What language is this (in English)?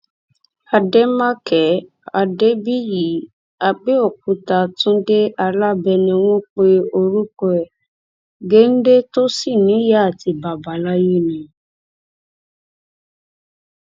Yoruba